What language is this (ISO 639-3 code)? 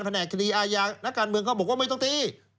tha